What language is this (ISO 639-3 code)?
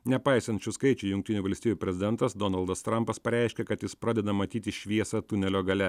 lit